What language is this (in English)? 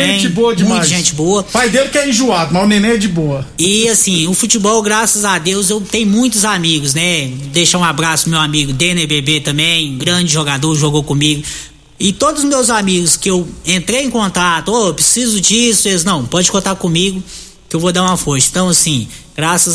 Portuguese